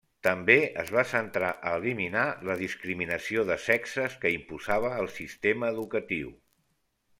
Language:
Catalan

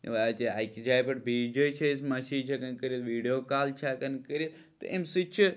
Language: Kashmiri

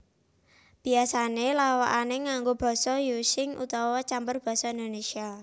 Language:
Javanese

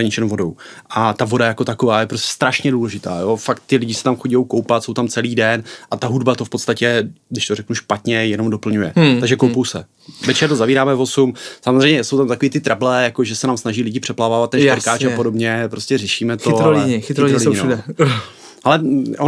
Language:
Czech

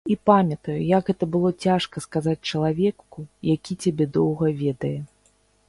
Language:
Belarusian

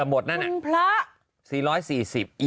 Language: Thai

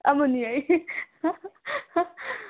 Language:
Manipuri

